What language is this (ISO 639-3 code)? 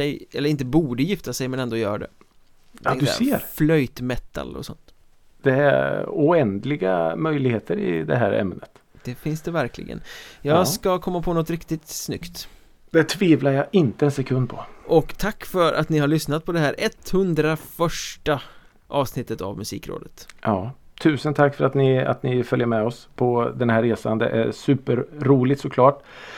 swe